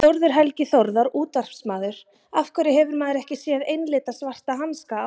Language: Icelandic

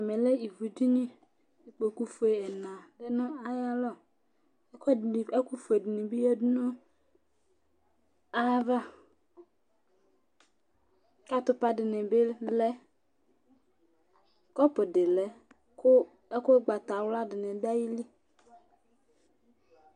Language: Ikposo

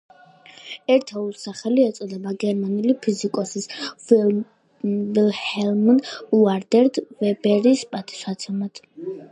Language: Georgian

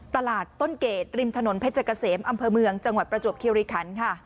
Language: Thai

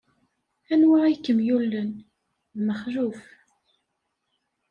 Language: Kabyle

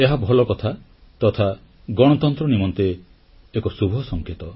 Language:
Odia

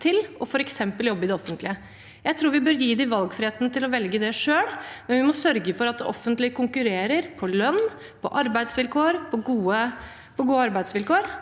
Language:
Norwegian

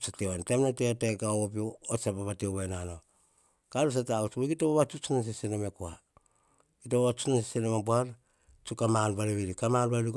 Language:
Hahon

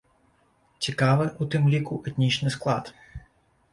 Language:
Belarusian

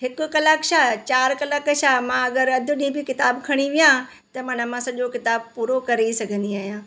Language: Sindhi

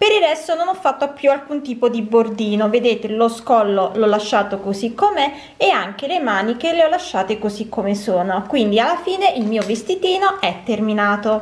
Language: Italian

